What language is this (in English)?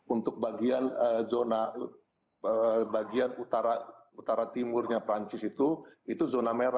Indonesian